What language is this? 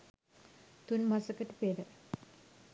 Sinhala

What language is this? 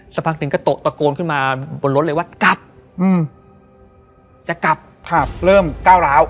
Thai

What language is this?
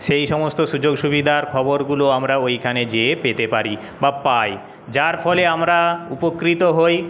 Bangla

